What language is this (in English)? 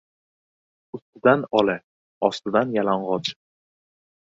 Uzbek